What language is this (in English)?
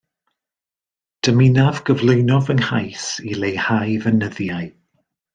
Welsh